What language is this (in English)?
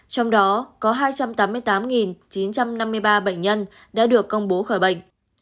Vietnamese